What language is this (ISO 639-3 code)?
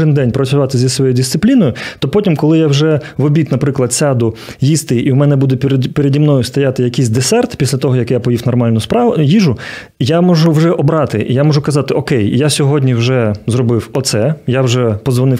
ukr